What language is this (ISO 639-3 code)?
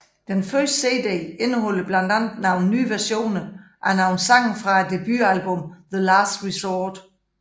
dan